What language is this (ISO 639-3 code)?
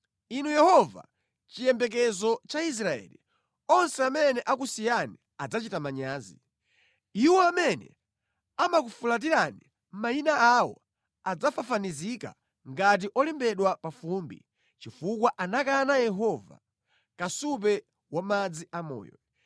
nya